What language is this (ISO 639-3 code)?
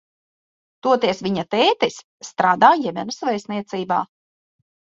lav